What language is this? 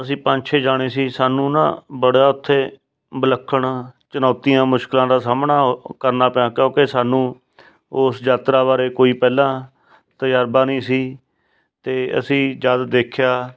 Punjabi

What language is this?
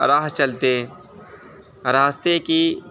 Urdu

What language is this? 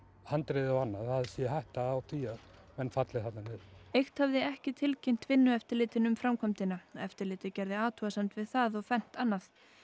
Icelandic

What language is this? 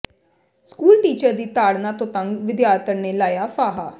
Punjabi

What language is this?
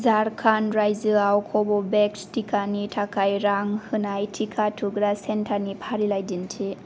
Bodo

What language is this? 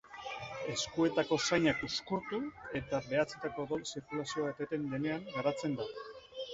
Basque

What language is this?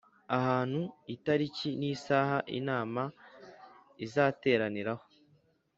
Kinyarwanda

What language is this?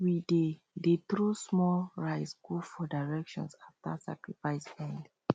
Nigerian Pidgin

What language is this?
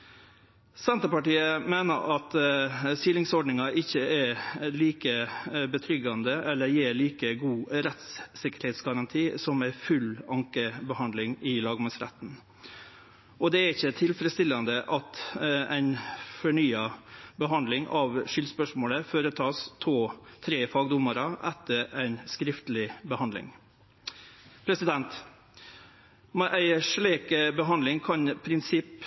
Norwegian Nynorsk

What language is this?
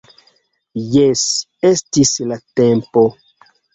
Esperanto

